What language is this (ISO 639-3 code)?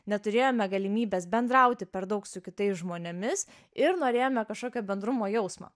lit